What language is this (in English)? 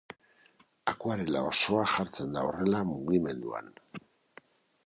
Basque